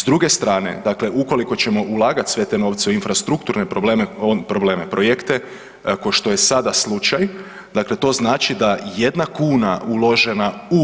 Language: Croatian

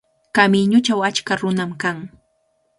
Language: Cajatambo North Lima Quechua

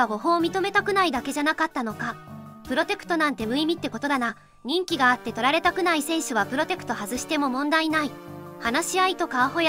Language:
Japanese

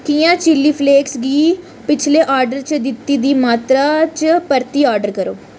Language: Dogri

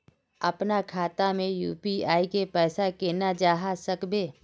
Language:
Magahi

